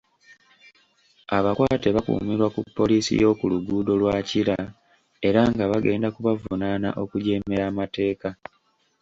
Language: Ganda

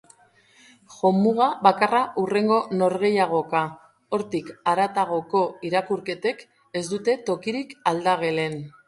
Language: Basque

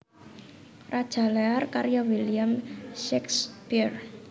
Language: Javanese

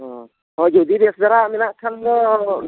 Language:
Santali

